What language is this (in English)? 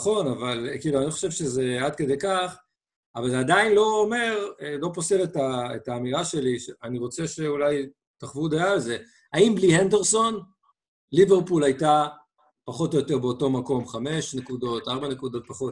Hebrew